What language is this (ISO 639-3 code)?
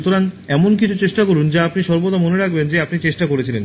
ben